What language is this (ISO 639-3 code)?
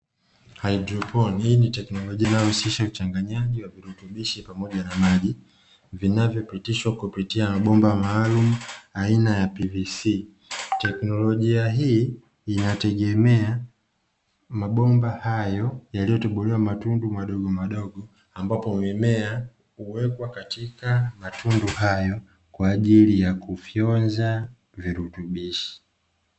swa